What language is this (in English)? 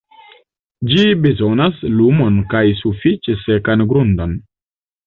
Esperanto